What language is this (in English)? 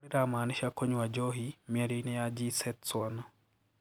Kikuyu